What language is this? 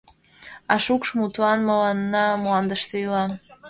Mari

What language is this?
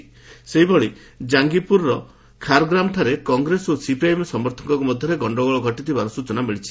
Odia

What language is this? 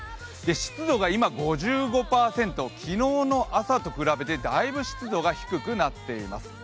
Japanese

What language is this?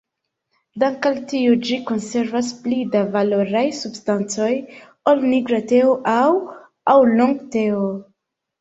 Esperanto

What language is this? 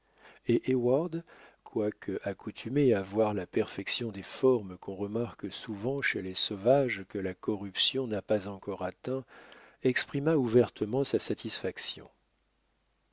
French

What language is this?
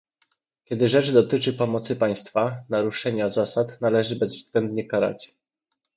Polish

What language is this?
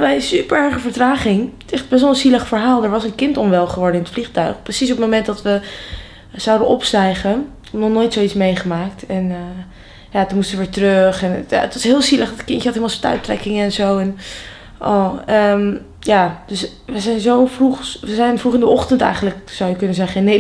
Dutch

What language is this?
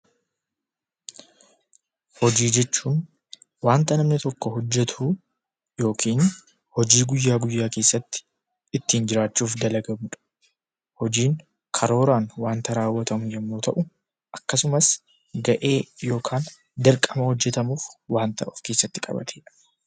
Oromo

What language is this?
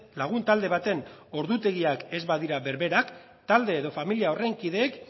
Basque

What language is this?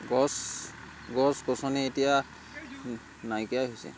Assamese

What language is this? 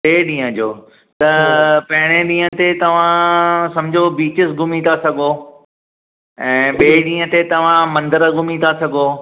Sindhi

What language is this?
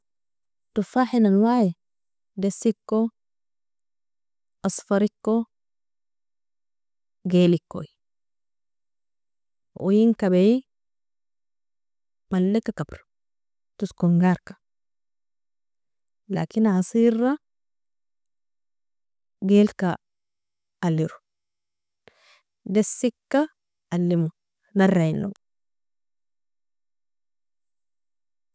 Nobiin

